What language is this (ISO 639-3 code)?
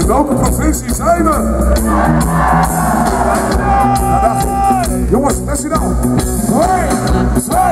nld